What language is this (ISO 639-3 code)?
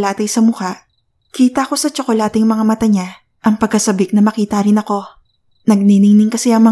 fil